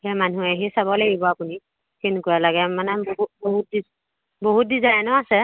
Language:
Assamese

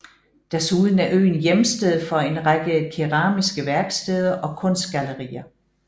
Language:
Danish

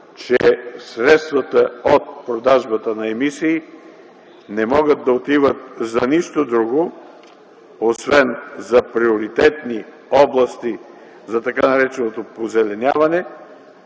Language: Bulgarian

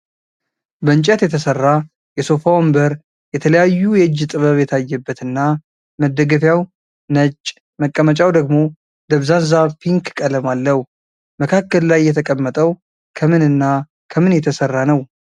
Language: Amharic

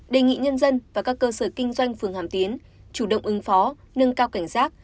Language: Vietnamese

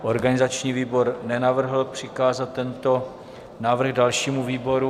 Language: Czech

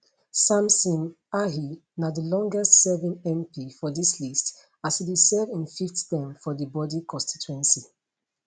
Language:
Nigerian Pidgin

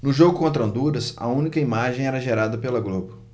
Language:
Portuguese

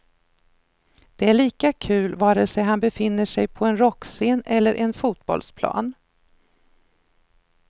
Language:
Swedish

